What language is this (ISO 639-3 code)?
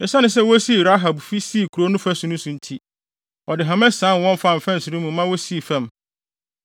aka